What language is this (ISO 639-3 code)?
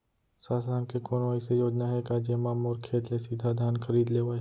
hne